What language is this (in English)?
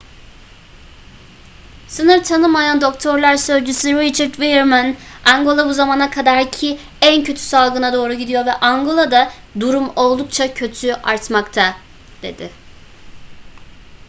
Turkish